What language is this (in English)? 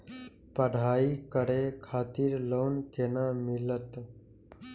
Maithili